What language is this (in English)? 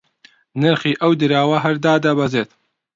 Central Kurdish